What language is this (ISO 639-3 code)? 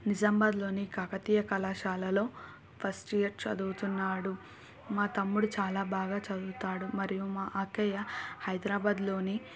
tel